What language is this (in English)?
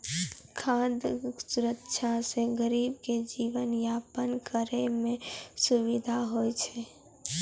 Maithili